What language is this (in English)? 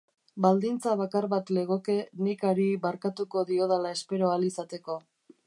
Basque